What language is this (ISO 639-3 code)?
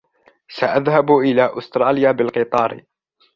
ara